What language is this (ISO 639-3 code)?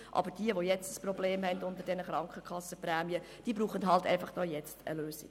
gsw